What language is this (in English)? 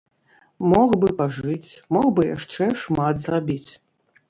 Belarusian